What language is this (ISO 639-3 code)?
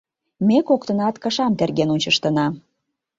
chm